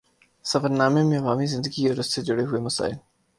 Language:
Urdu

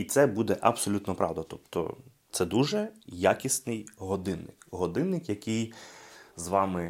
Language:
Ukrainian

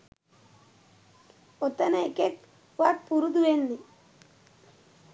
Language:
Sinhala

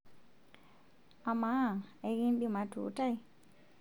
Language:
Masai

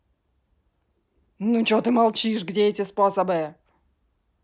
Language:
Russian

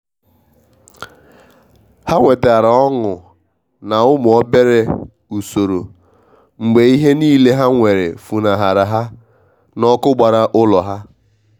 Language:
Igbo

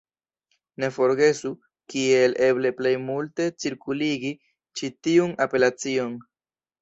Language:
Esperanto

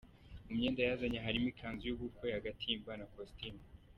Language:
Kinyarwanda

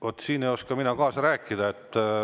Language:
Estonian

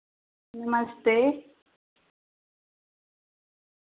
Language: Dogri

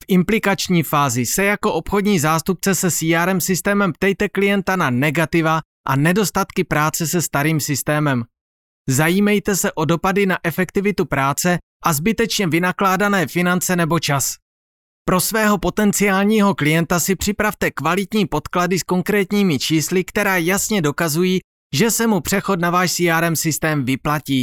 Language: Czech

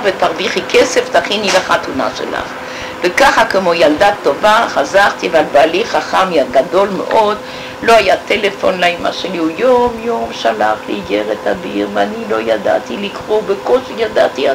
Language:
Hebrew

